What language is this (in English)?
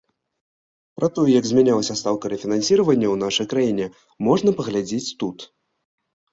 Belarusian